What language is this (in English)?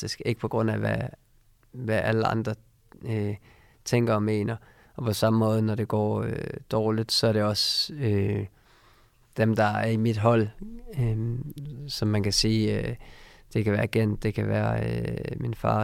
Danish